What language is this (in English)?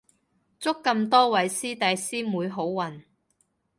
Cantonese